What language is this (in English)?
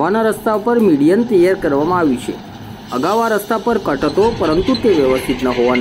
Gujarati